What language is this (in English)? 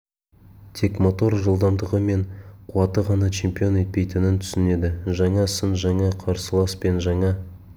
Kazakh